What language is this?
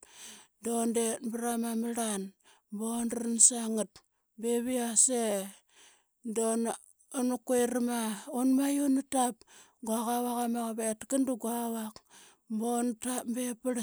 Qaqet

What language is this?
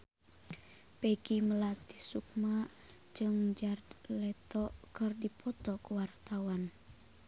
Sundanese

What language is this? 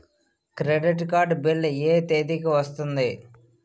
Telugu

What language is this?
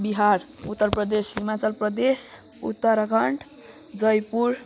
Nepali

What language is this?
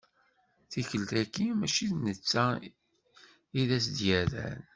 Kabyle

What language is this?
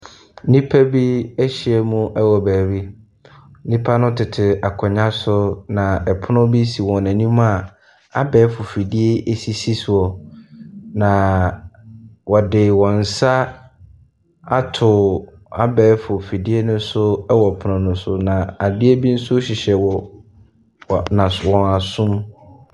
Akan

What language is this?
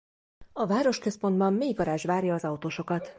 Hungarian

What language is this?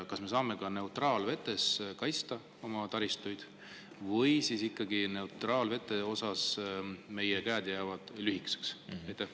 Estonian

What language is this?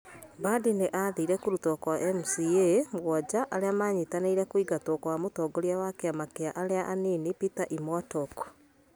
Kikuyu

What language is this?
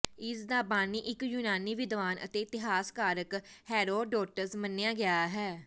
Punjabi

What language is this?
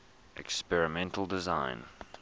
English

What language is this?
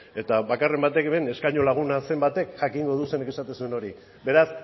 Basque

